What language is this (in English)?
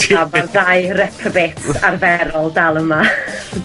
Welsh